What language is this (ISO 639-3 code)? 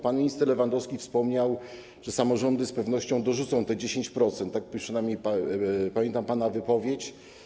pol